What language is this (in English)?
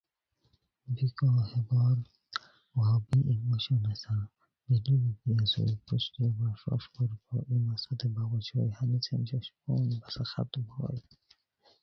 Khowar